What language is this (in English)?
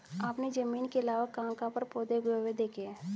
Hindi